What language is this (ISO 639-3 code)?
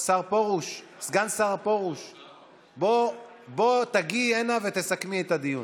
heb